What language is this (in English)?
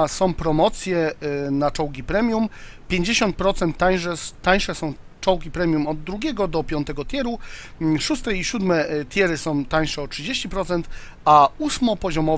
Polish